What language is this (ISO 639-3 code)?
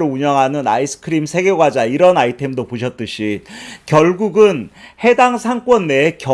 kor